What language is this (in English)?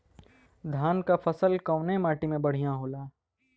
Bhojpuri